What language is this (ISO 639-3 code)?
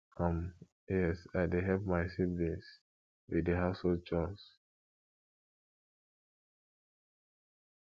pcm